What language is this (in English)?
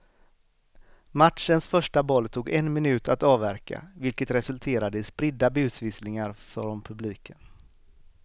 Swedish